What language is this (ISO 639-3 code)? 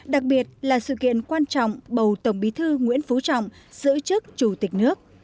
vie